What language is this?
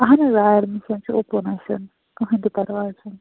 Kashmiri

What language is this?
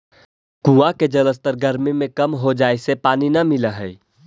Magahi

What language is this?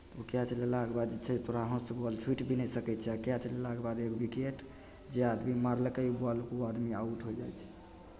Maithili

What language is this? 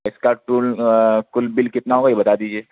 Urdu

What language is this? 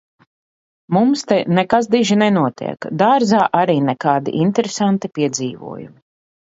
Latvian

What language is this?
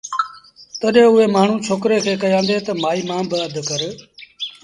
Sindhi Bhil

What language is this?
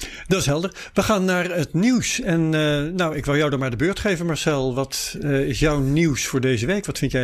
Dutch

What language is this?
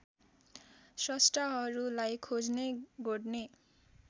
Nepali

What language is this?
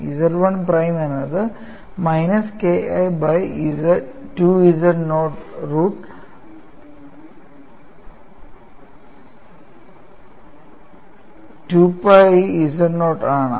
Malayalam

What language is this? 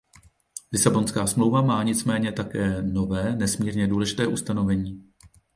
Czech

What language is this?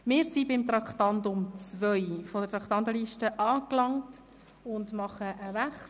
Swiss German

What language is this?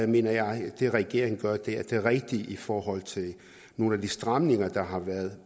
Danish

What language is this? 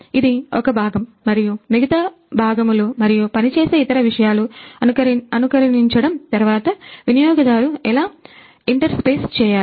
Telugu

